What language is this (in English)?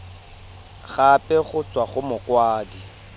Tswana